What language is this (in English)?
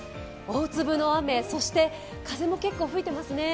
Japanese